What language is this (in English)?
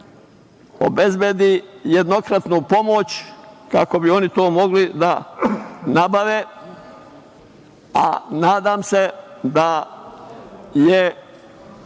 Serbian